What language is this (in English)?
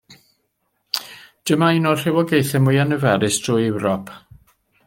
Welsh